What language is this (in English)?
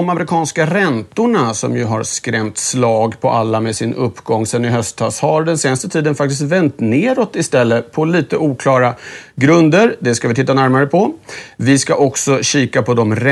Swedish